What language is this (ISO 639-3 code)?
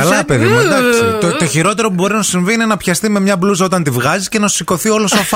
ell